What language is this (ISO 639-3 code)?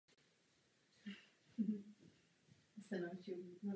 ces